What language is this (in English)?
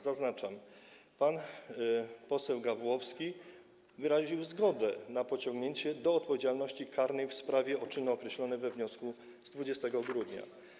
Polish